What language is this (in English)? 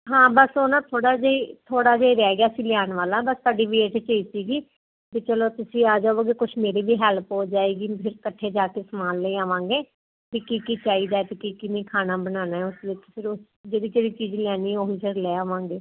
Punjabi